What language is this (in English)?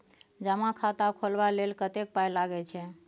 Maithili